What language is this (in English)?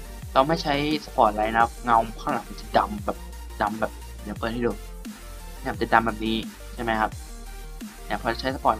Thai